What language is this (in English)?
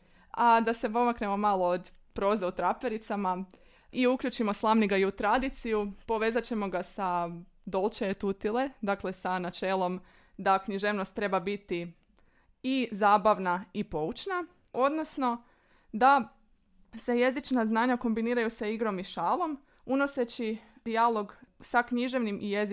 Croatian